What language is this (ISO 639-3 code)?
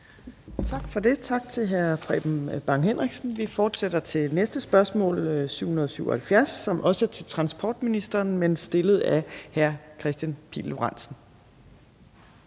dan